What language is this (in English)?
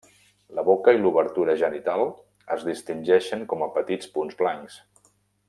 Catalan